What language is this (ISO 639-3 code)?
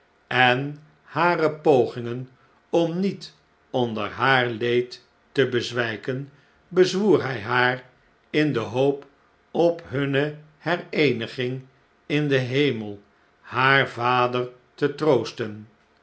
nld